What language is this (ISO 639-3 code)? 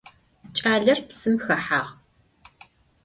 ady